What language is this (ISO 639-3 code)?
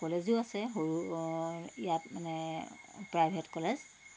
asm